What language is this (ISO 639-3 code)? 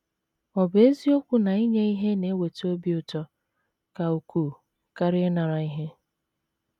ibo